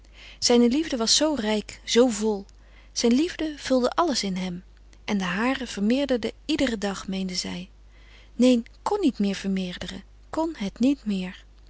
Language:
Dutch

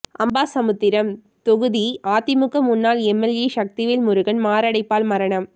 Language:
Tamil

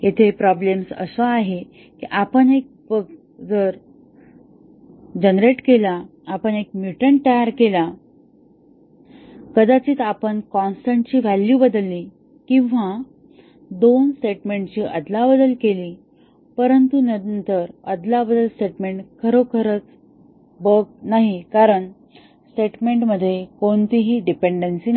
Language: Marathi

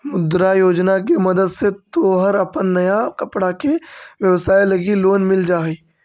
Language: Magahi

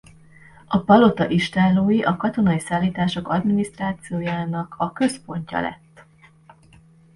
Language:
Hungarian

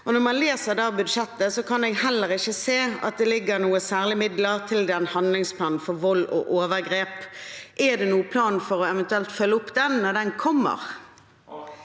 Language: Norwegian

